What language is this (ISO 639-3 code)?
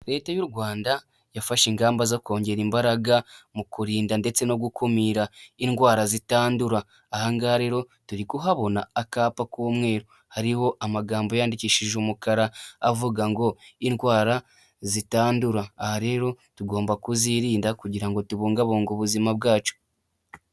kin